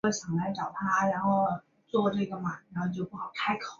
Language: Chinese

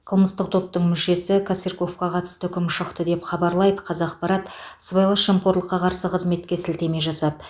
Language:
Kazakh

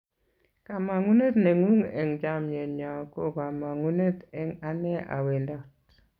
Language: Kalenjin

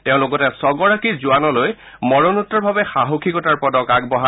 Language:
Assamese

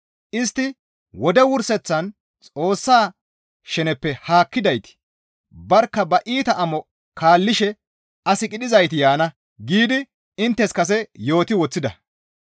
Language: Gamo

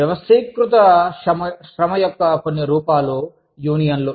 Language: Telugu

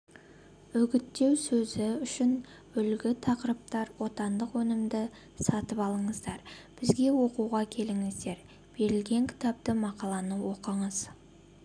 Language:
Kazakh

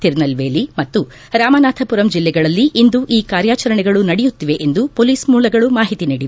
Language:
Kannada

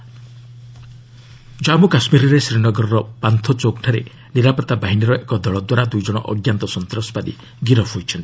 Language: Odia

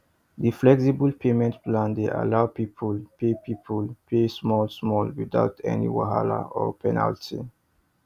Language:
Nigerian Pidgin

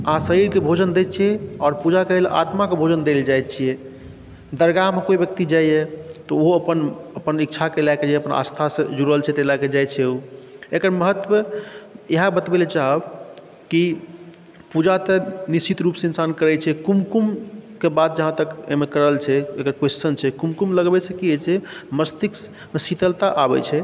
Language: Maithili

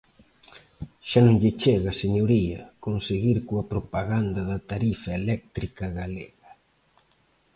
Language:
Galician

